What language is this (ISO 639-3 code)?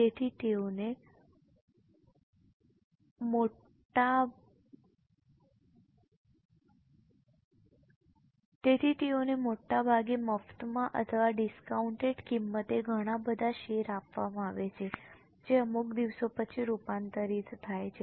guj